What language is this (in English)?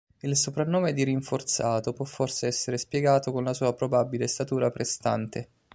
Italian